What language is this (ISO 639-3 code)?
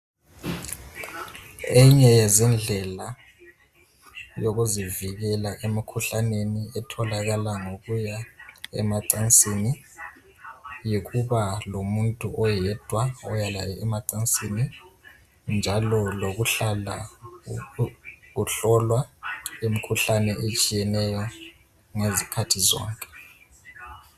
nde